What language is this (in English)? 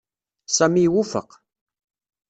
Kabyle